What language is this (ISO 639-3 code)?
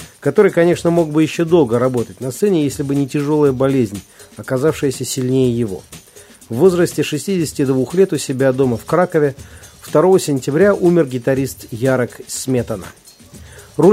rus